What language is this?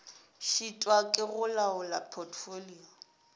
Northern Sotho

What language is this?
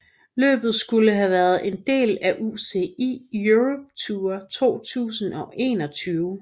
Danish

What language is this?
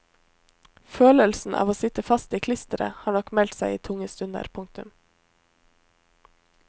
Norwegian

